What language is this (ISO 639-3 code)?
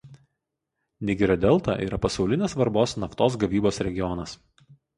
lit